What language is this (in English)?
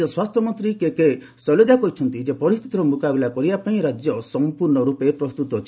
Odia